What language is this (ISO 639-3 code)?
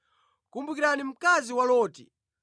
nya